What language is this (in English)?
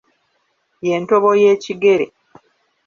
Ganda